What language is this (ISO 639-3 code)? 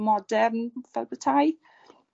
cym